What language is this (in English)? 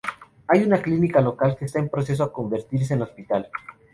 Spanish